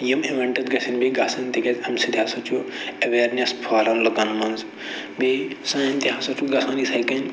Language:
Kashmiri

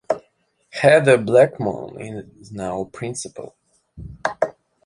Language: English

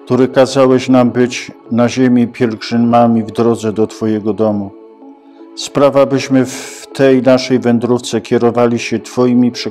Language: Polish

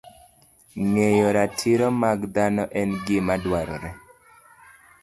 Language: Luo (Kenya and Tanzania)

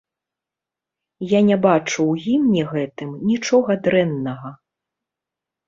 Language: Belarusian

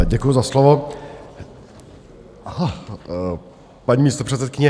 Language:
Czech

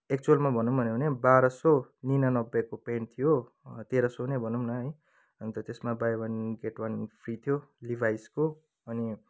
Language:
Nepali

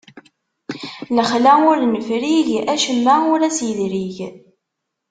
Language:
Kabyle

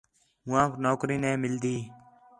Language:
Khetrani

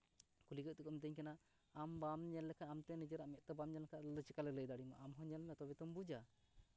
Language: Santali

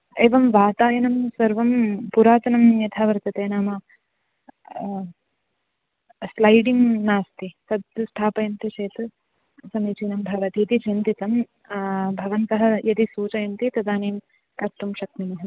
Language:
Sanskrit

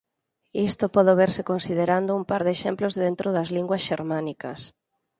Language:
Galician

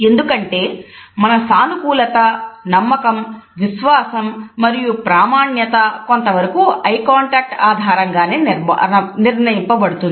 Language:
Telugu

